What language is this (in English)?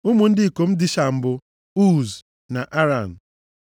Igbo